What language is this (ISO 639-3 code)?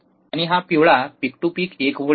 mar